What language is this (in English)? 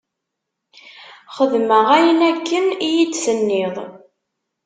Kabyle